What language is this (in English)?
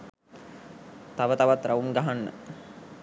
Sinhala